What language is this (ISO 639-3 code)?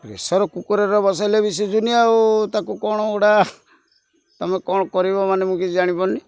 ori